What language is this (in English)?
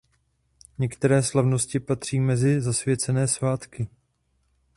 Czech